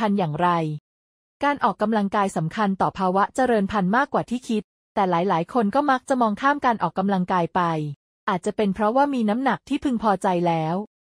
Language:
Thai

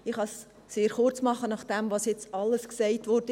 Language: Swiss German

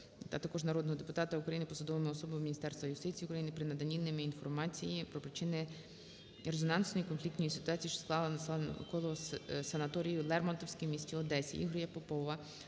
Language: Ukrainian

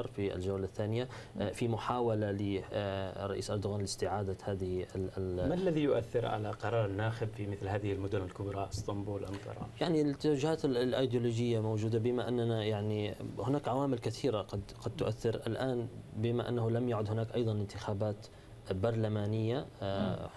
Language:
Arabic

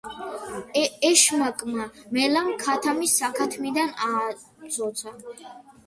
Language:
Georgian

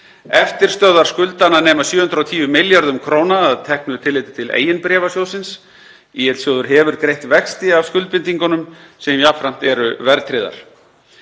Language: Icelandic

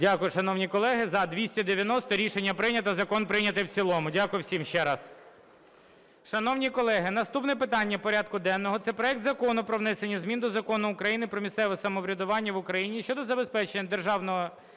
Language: Ukrainian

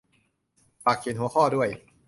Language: Thai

